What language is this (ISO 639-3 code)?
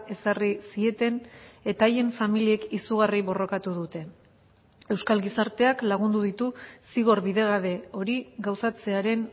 eus